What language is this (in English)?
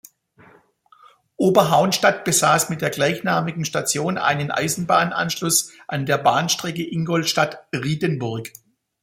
German